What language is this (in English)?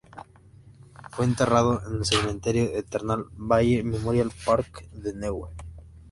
Spanish